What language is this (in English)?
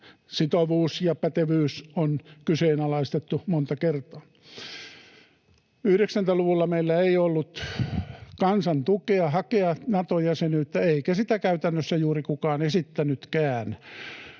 Finnish